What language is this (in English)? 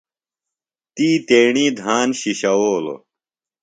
Phalura